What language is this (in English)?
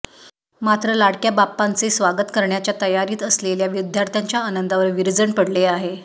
Marathi